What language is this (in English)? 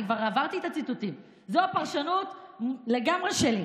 Hebrew